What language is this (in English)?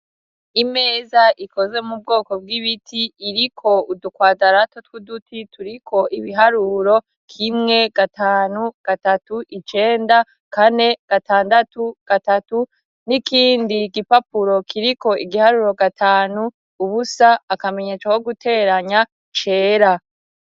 Rundi